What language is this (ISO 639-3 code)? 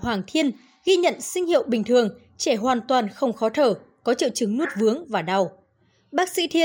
vie